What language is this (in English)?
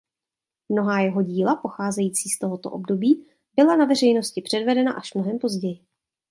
Czech